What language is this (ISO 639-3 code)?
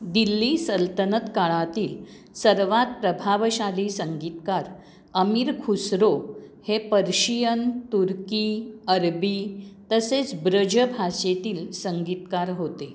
mar